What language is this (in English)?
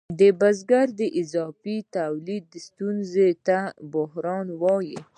Pashto